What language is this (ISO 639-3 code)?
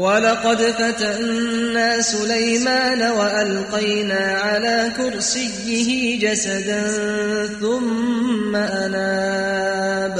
ara